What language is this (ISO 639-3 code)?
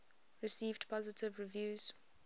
eng